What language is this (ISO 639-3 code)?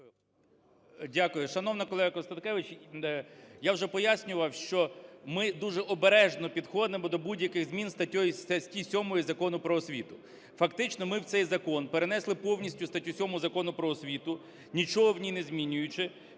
ukr